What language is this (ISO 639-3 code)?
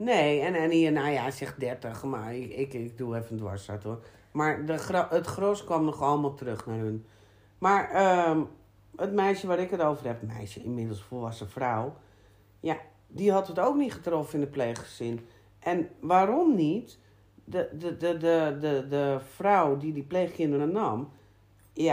nld